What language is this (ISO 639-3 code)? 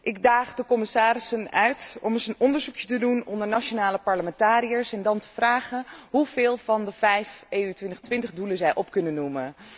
nld